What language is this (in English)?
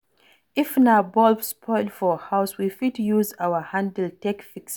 Nigerian Pidgin